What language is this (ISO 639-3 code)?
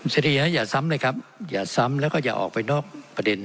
tha